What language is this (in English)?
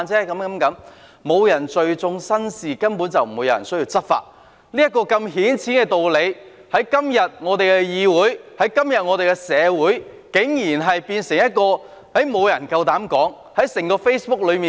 Cantonese